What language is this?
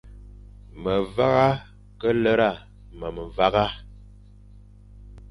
Fang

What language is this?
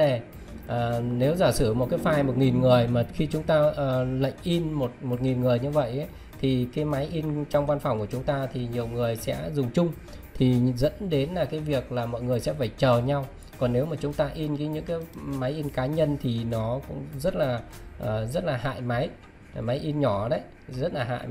Vietnamese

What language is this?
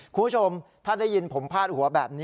Thai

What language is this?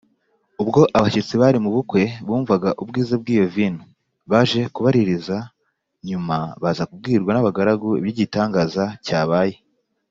Kinyarwanda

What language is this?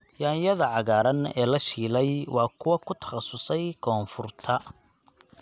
Somali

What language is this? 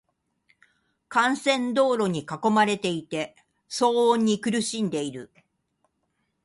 Japanese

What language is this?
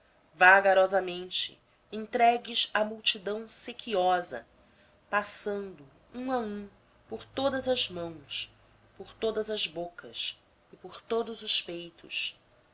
Portuguese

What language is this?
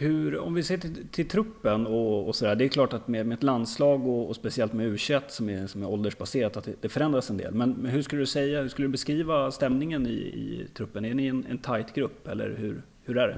Swedish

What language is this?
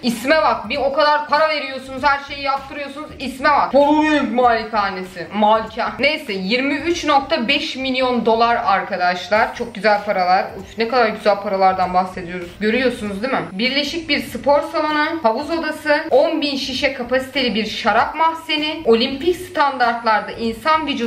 Turkish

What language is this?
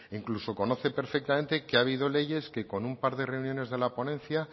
Spanish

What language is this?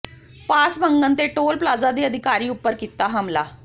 Punjabi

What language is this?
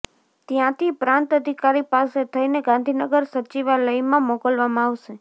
Gujarati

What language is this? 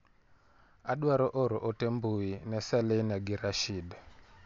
Luo (Kenya and Tanzania)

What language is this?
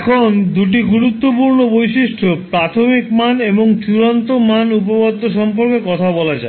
Bangla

